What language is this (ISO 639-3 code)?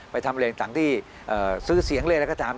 tha